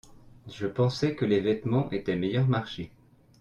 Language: French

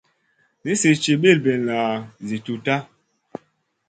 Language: Masana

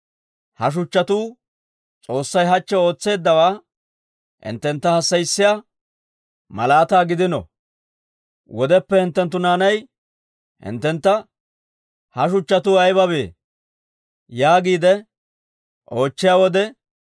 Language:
Dawro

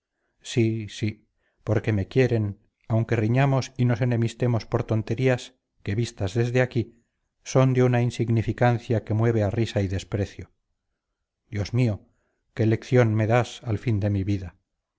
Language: Spanish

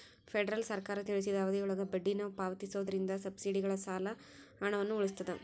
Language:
Kannada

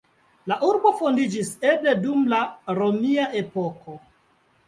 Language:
Esperanto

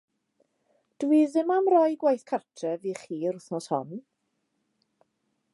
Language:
Welsh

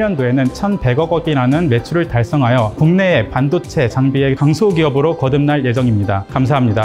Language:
Korean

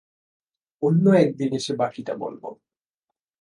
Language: Bangla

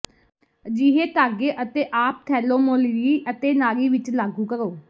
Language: Punjabi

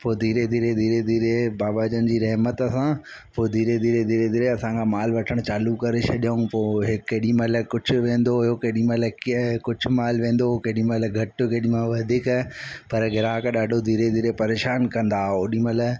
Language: Sindhi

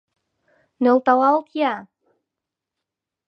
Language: Mari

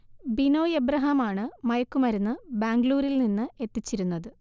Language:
Malayalam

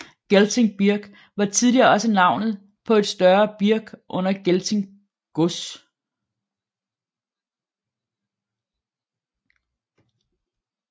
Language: Danish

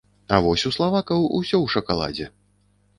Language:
Belarusian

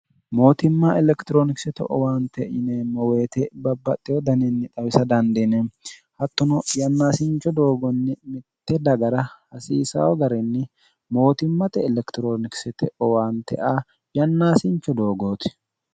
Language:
Sidamo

